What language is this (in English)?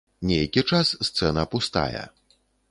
Belarusian